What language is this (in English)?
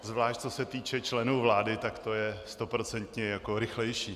Czech